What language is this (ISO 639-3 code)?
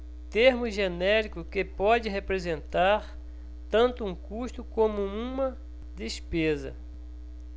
por